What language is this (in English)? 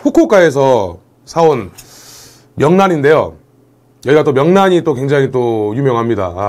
Korean